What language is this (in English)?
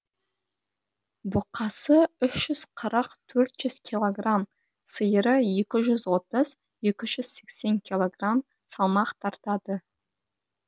Kazakh